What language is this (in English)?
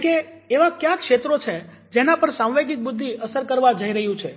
Gujarati